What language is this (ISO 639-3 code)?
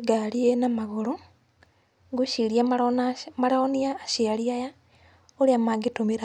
kik